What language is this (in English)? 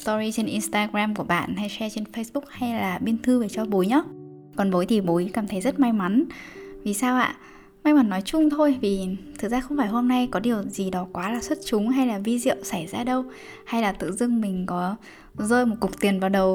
Vietnamese